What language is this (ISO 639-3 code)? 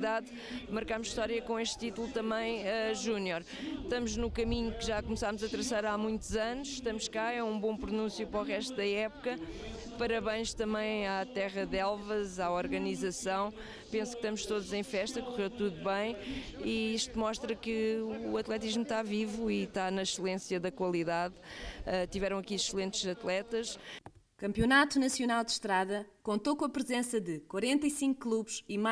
por